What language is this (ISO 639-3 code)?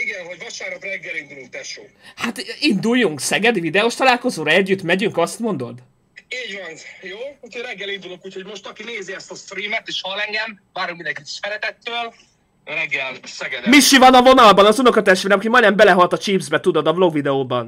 hun